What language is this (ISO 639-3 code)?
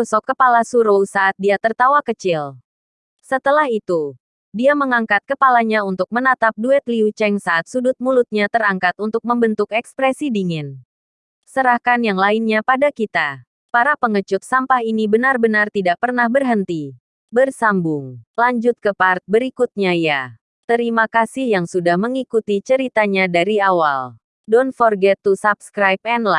ind